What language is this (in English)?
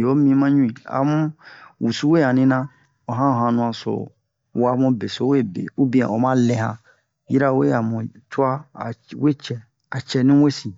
Bomu